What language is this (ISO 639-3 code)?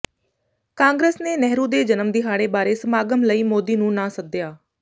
pan